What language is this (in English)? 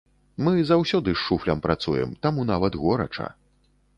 Belarusian